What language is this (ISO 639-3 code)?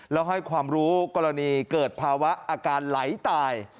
tha